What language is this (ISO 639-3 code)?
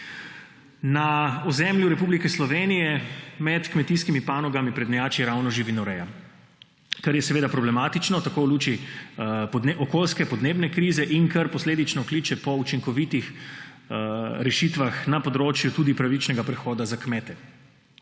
slv